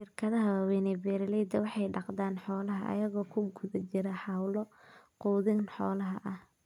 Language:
Somali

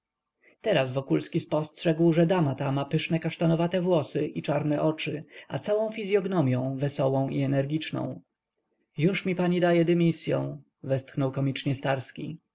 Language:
Polish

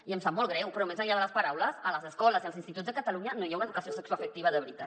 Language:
Catalan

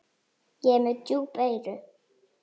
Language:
Icelandic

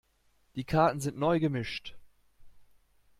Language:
German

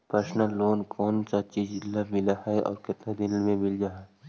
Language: Magahi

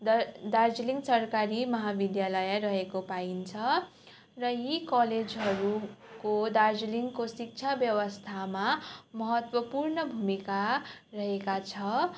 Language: Nepali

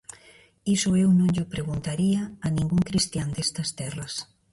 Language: Galician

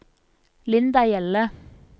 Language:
Norwegian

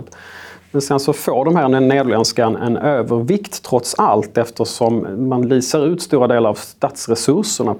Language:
Swedish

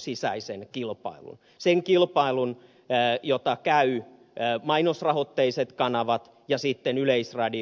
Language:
Finnish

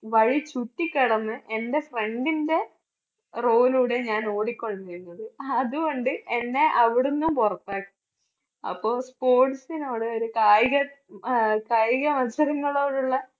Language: Malayalam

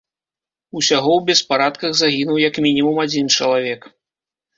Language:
Belarusian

